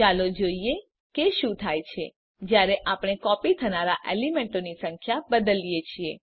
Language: Gujarati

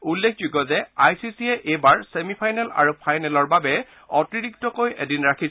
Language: Assamese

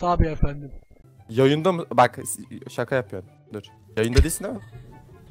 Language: Turkish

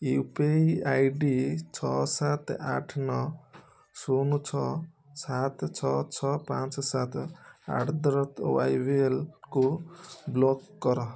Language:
Odia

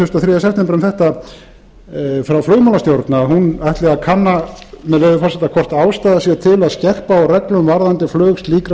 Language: Icelandic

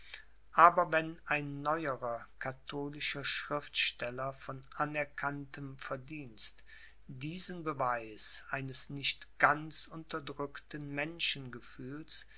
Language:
German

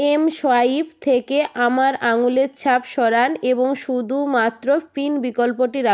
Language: Bangla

